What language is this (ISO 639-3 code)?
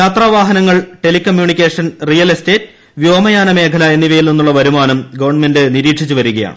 mal